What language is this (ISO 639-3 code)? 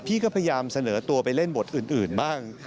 tha